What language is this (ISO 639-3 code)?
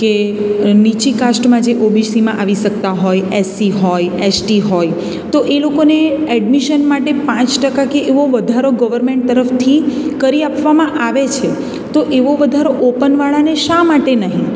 guj